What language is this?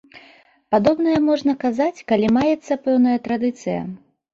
Belarusian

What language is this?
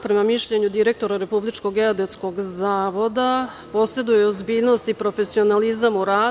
Serbian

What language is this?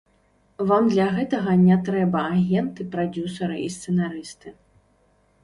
Belarusian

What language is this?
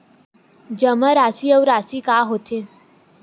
Chhattisgarhi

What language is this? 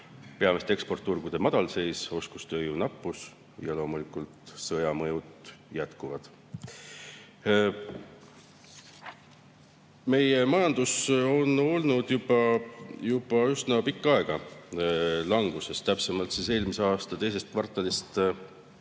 Estonian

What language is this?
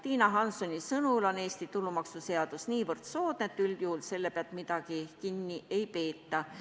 Estonian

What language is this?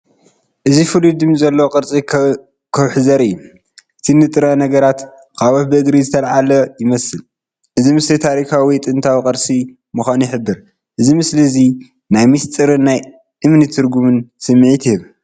Tigrinya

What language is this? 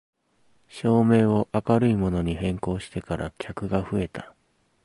Japanese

